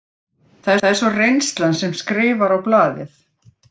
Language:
Icelandic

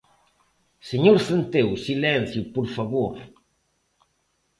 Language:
Galician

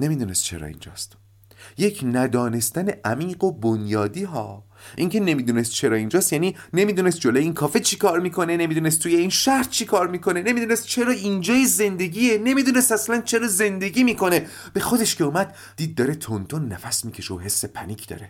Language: Persian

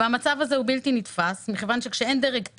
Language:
Hebrew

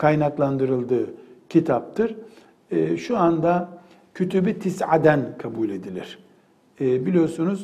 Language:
Turkish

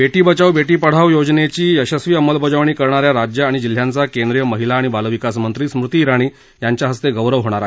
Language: Marathi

